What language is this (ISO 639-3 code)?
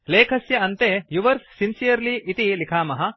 san